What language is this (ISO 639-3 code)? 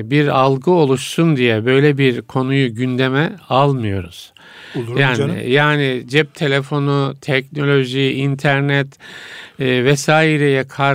tur